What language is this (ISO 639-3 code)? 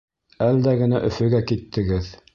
bak